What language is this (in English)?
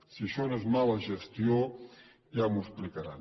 Catalan